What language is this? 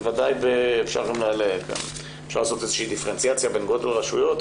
Hebrew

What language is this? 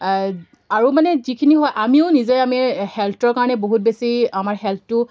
Assamese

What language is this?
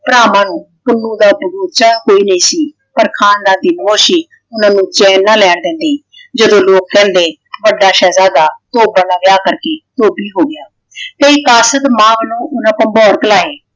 Punjabi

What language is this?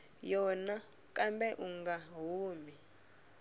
Tsonga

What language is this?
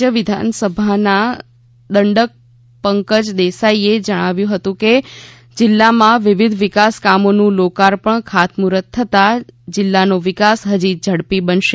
Gujarati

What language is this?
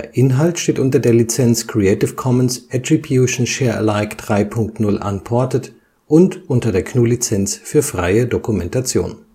German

